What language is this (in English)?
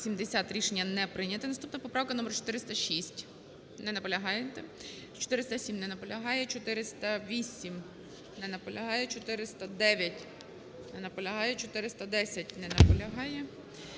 Ukrainian